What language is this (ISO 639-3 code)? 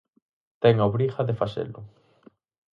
glg